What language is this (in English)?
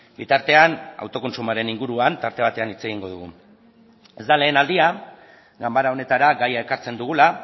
Basque